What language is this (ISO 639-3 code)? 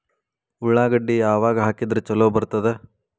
kan